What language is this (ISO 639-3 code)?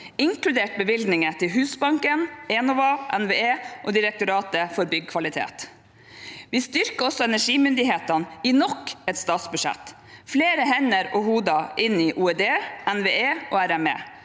nor